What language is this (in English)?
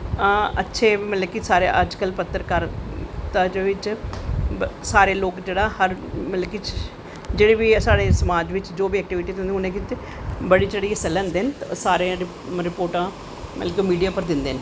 Dogri